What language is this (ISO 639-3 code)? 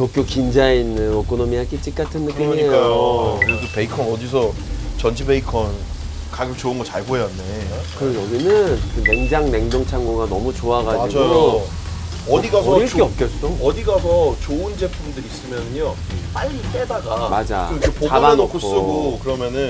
kor